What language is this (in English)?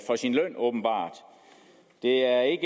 Danish